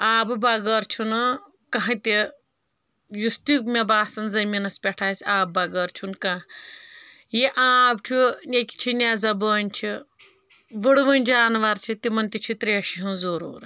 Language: Kashmiri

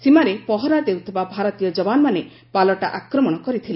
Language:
Odia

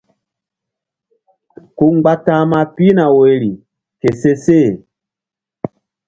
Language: Mbum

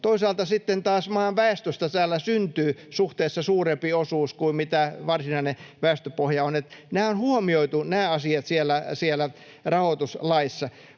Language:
Finnish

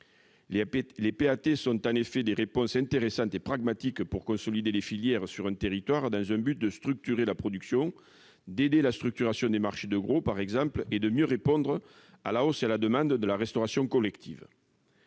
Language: French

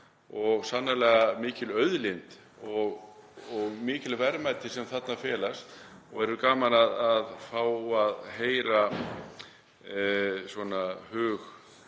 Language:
Icelandic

